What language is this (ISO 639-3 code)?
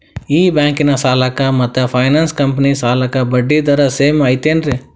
kan